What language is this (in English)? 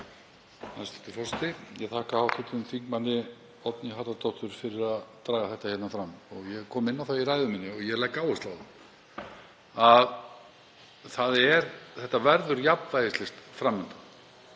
Icelandic